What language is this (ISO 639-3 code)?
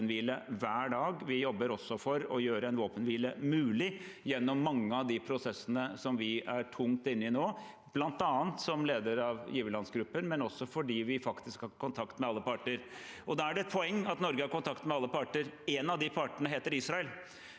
nor